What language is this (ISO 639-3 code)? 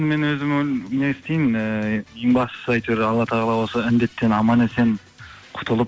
kaz